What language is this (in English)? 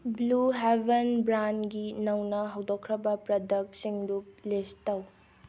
Manipuri